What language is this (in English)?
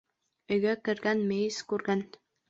Bashkir